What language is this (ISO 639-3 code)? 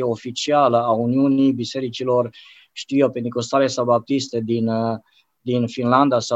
ron